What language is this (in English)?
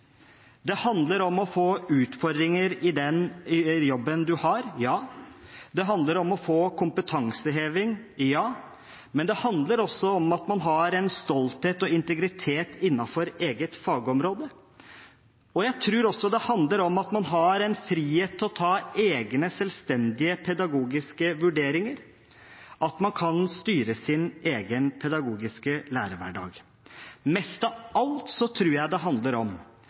Norwegian Bokmål